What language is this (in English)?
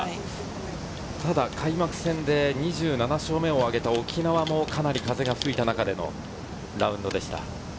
Japanese